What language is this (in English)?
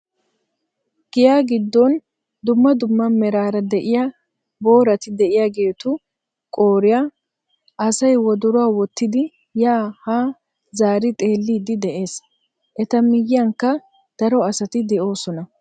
Wolaytta